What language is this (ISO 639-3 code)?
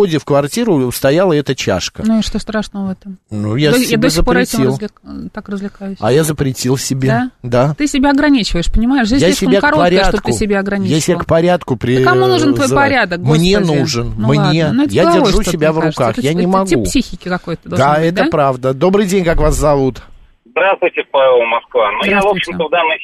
rus